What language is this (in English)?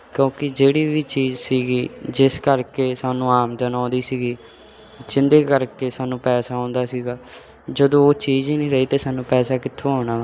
Punjabi